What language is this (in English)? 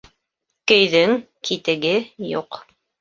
Bashkir